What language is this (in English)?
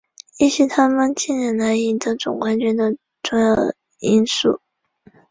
Chinese